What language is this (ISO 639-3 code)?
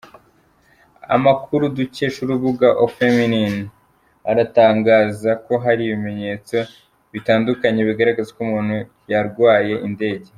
kin